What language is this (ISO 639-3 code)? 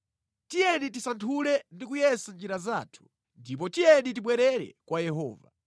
nya